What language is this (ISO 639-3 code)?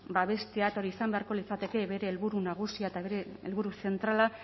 eus